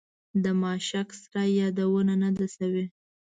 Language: Pashto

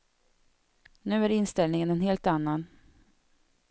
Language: Swedish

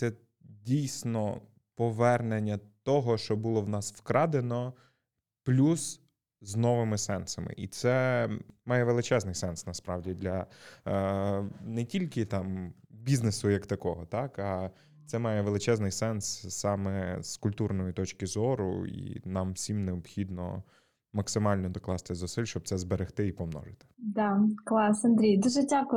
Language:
Ukrainian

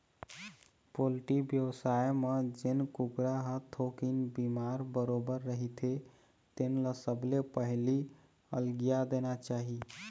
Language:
Chhattisgarhi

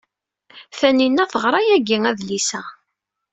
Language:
Kabyle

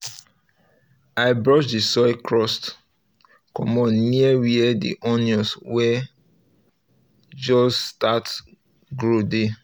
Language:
Nigerian Pidgin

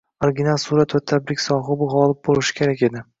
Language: Uzbek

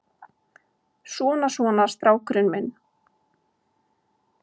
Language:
Icelandic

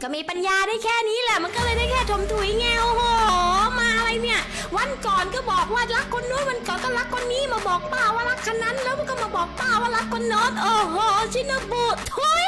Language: Thai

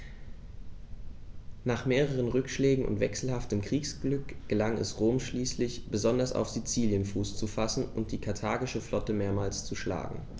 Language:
German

